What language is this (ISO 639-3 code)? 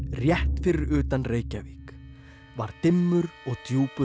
isl